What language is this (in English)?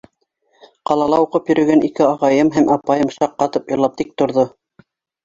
Bashkir